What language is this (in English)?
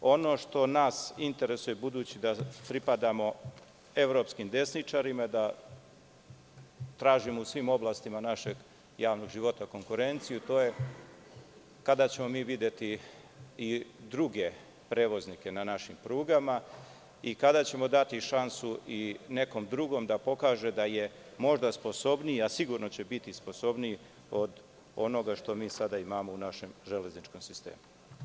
Serbian